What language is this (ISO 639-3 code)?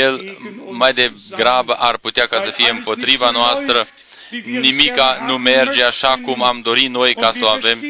ron